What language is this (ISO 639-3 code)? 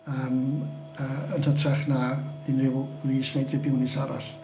cym